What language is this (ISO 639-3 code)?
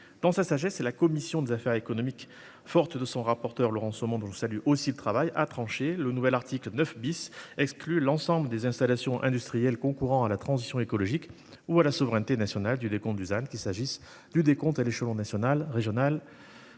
fra